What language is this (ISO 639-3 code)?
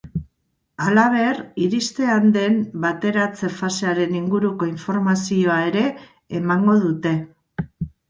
eus